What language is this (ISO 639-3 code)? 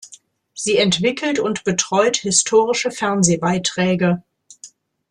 deu